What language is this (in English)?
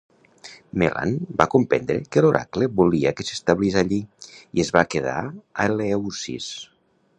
Catalan